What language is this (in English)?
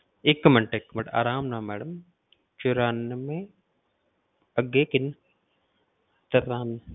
Punjabi